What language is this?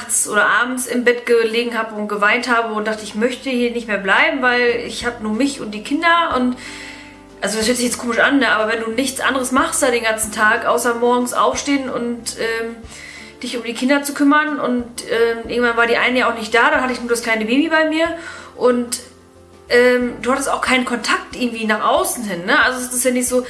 German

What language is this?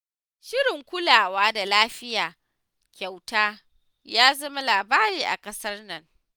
Hausa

